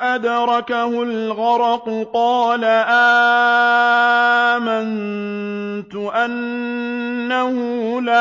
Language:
Arabic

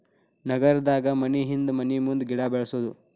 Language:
Kannada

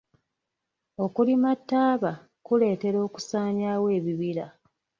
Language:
Ganda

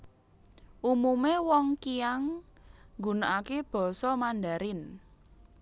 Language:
Javanese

